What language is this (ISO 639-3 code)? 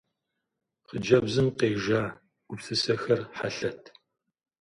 kbd